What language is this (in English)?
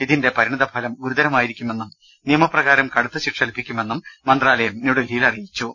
Malayalam